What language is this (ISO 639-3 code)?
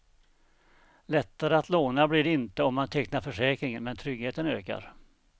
swe